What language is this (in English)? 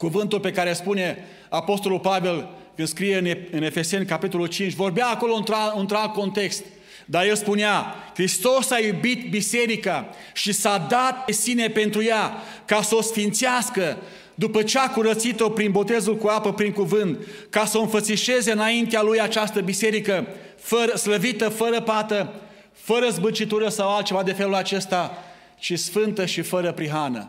Romanian